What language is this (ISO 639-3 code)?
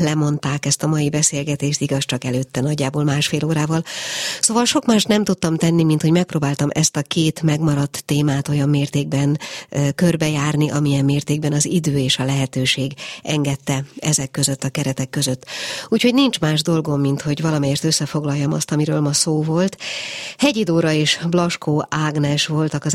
hun